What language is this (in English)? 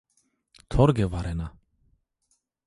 Zaza